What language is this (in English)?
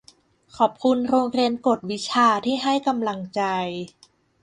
Thai